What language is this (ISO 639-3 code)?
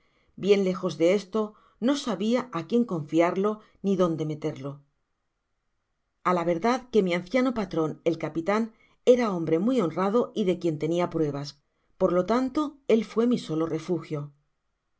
spa